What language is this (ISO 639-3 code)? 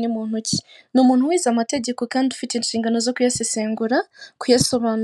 kin